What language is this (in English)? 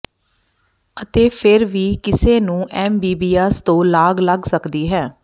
Punjabi